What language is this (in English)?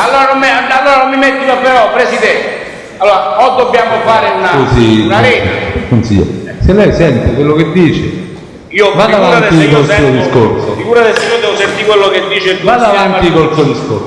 Italian